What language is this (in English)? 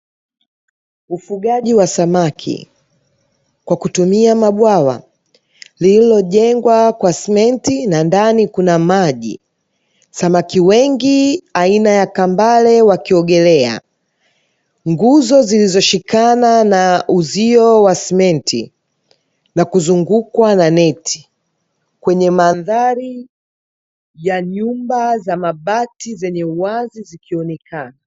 Swahili